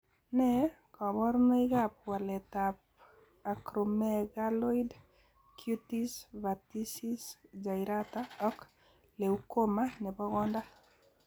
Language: Kalenjin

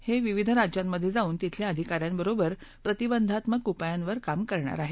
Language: Marathi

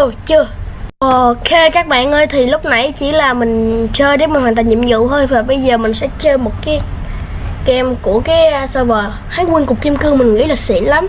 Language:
Vietnamese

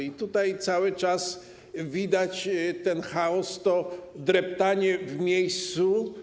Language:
Polish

